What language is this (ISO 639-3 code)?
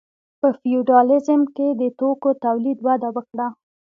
pus